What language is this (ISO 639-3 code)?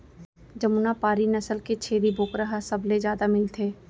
hne